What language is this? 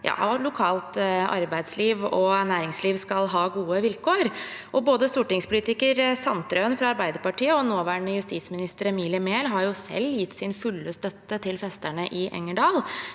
Norwegian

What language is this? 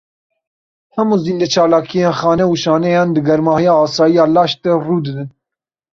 Kurdish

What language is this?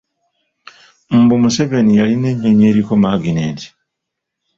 Ganda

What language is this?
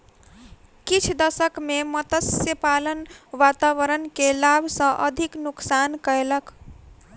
Maithili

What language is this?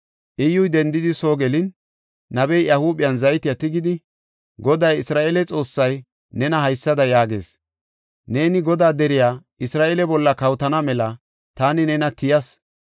Gofa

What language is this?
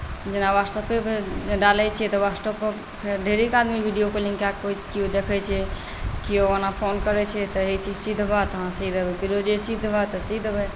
Maithili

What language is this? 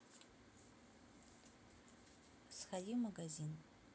Russian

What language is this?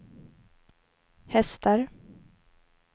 Swedish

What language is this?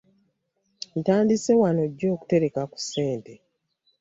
Ganda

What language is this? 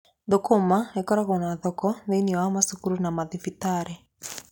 Kikuyu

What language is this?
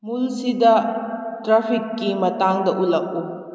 Manipuri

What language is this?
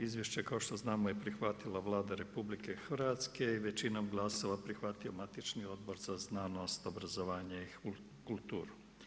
Croatian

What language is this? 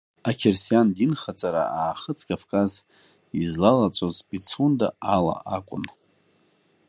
Abkhazian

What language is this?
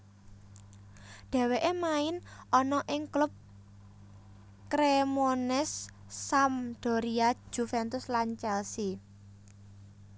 Javanese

